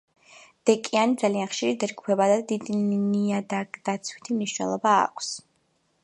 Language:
Georgian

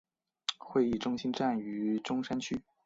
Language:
Chinese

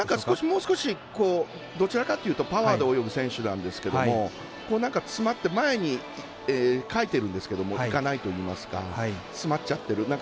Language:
Japanese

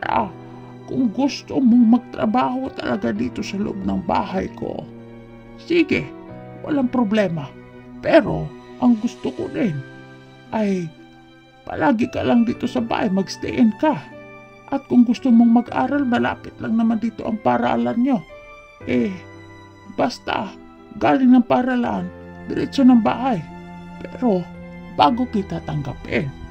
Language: Filipino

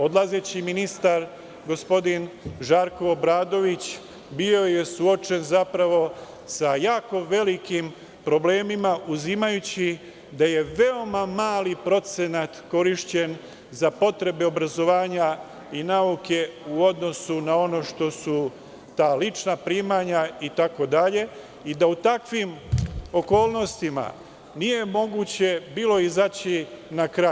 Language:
Serbian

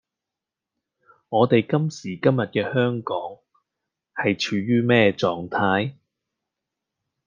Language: Cantonese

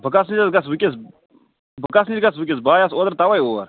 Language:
Kashmiri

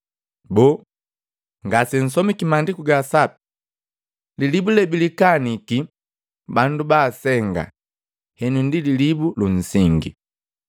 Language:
Matengo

